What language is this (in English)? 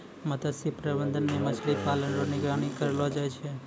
Maithili